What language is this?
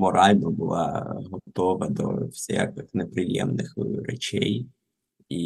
Ukrainian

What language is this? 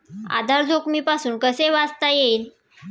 Marathi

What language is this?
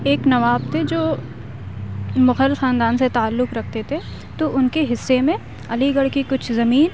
Urdu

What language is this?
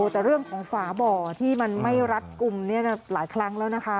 Thai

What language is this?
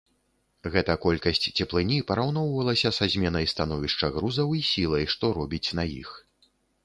Belarusian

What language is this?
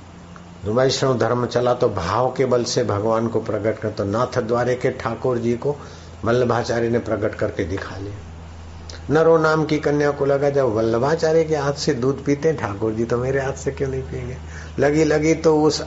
Hindi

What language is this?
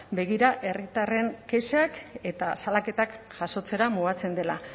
Basque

